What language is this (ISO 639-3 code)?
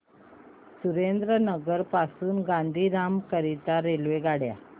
mar